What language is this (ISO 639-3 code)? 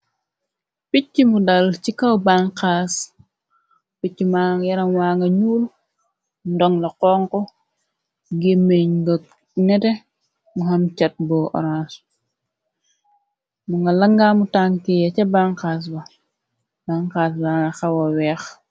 wol